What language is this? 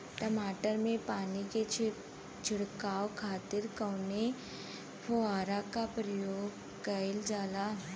Bhojpuri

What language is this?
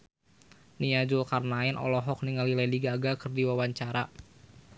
Sundanese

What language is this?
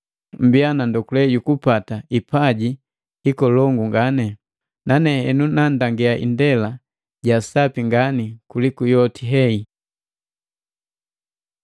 Matengo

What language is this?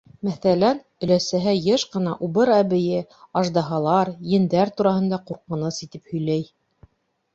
Bashkir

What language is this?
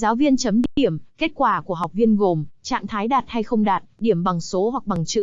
Vietnamese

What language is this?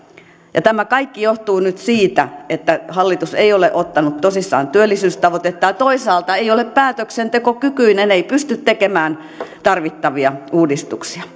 Finnish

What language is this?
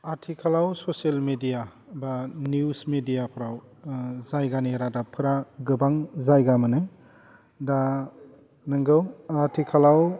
Bodo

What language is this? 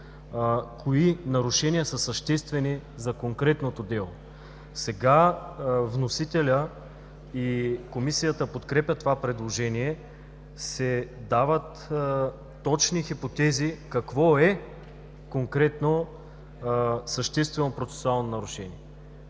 Bulgarian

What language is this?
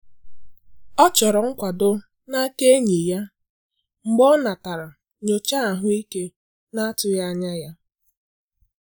Igbo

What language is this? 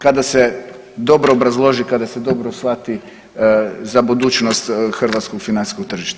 Croatian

